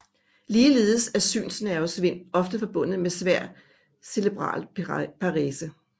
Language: Danish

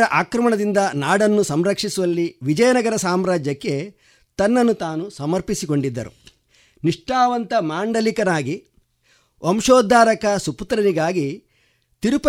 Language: Kannada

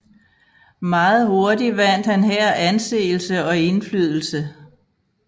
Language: Danish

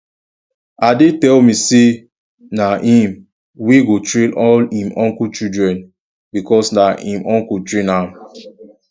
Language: Nigerian Pidgin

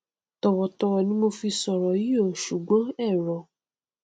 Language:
Yoruba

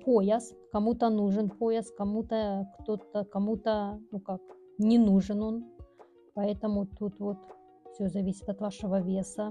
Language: Russian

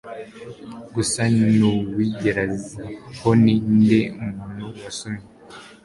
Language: Kinyarwanda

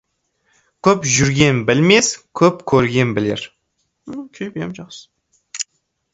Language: Kazakh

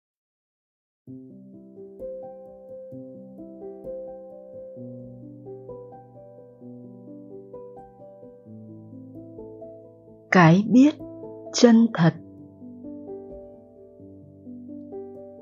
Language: Vietnamese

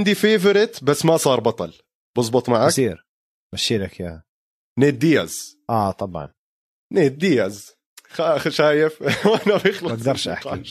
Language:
Arabic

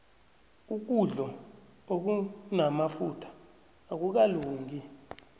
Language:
South Ndebele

